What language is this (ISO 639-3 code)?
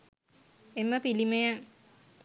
sin